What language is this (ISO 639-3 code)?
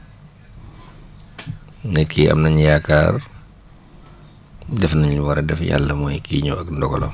wol